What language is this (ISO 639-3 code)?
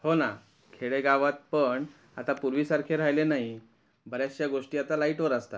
mar